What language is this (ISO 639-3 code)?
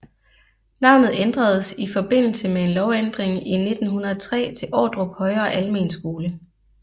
dan